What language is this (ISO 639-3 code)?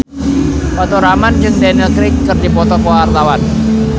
sun